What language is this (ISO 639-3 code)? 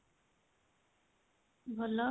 ori